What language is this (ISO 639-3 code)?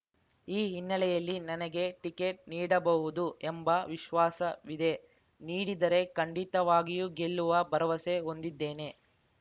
kan